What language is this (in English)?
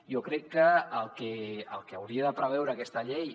Catalan